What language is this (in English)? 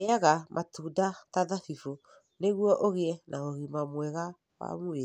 Kikuyu